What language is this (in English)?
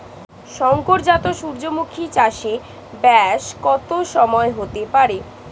Bangla